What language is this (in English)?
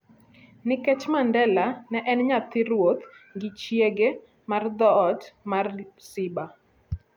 Luo (Kenya and Tanzania)